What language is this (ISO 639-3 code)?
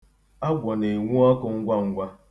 ibo